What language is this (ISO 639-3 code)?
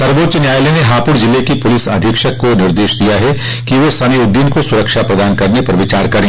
hin